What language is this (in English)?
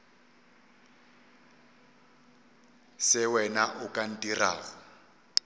Northern Sotho